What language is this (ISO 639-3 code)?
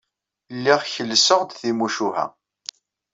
kab